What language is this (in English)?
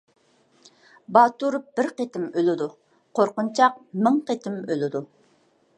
Uyghur